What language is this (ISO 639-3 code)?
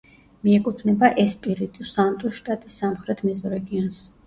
kat